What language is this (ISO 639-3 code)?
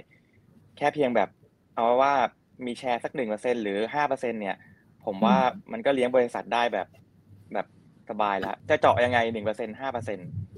tha